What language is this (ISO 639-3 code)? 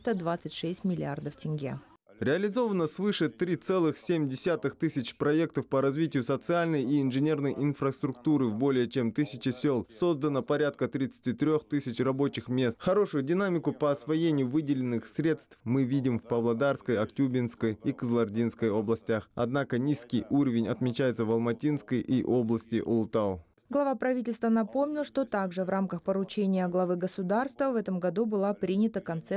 rus